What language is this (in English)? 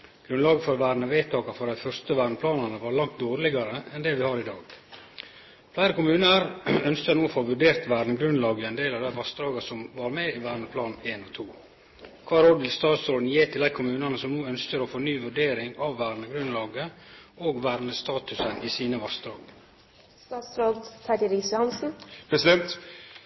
Norwegian Nynorsk